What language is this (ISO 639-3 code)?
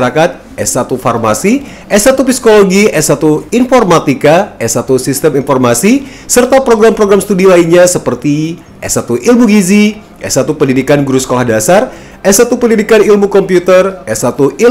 ind